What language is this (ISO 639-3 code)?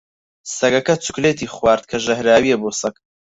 ckb